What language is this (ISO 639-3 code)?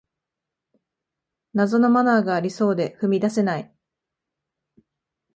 jpn